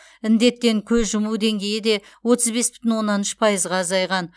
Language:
Kazakh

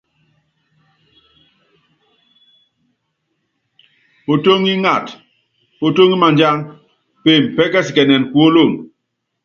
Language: Yangben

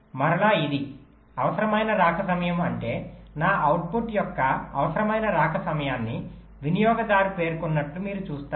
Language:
Telugu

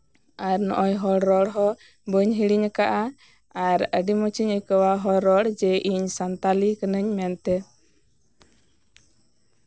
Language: Santali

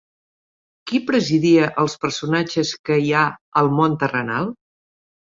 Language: Catalan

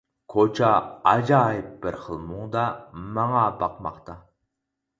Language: Uyghur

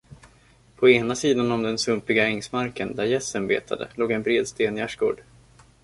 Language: Swedish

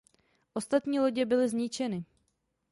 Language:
Czech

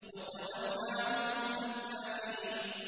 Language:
Arabic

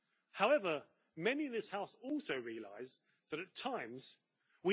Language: English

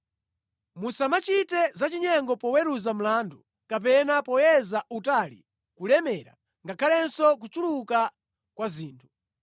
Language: Nyanja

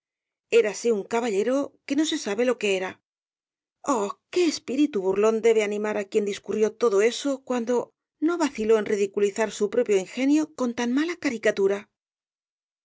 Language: Spanish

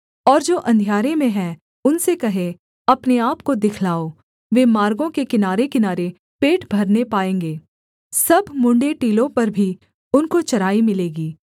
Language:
Hindi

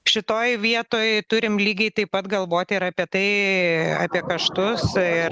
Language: Lithuanian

